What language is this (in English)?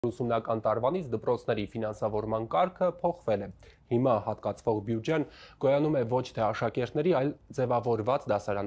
Romanian